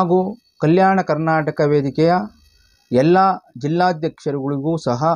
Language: Korean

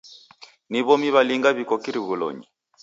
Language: Taita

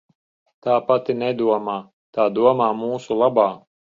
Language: Latvian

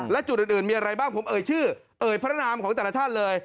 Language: Thai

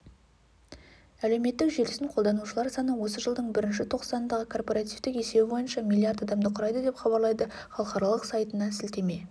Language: Kazakh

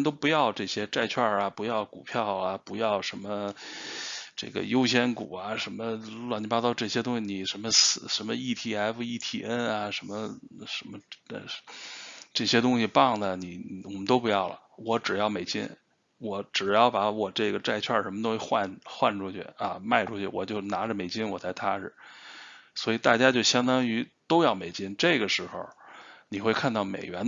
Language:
Chinese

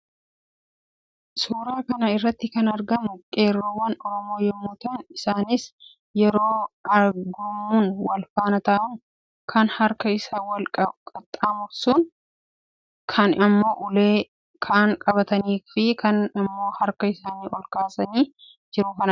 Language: Oromo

